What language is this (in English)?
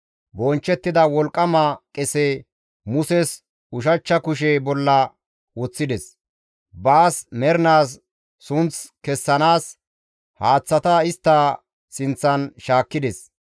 Gamo